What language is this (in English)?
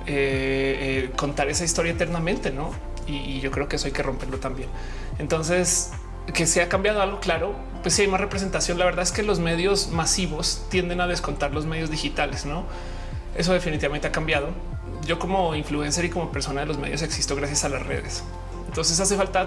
Spanish